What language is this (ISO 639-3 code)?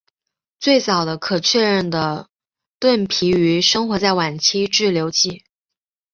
zho